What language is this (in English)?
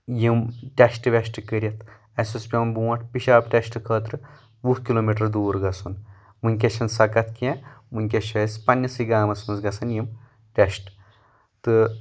Kashmiri